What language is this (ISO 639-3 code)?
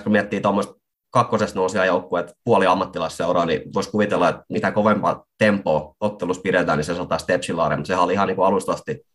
fin